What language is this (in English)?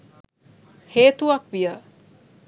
Sinhala